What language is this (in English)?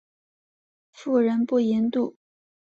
Chinese